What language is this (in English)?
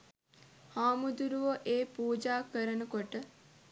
Sinhala